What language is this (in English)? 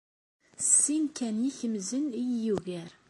Kabyle